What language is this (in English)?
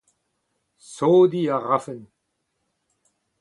Breton